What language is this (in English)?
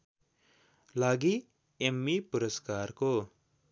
Nepali